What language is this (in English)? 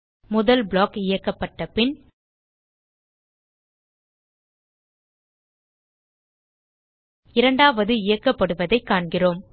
Tamil